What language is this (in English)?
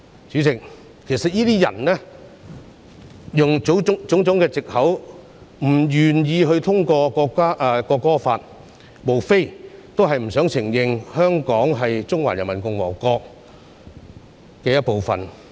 Cantonese